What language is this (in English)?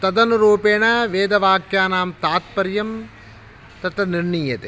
Sanskrit